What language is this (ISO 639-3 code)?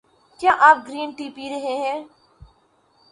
urd